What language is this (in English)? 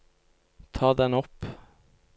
Norwegian